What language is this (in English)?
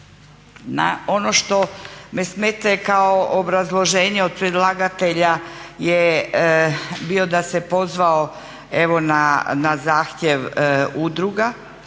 Croatian